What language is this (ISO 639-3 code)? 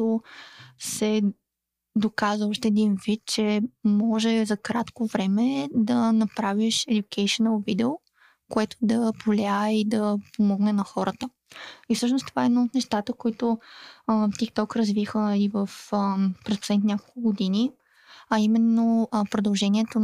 bul